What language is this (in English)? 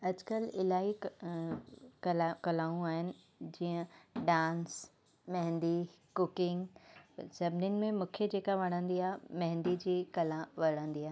Sindhi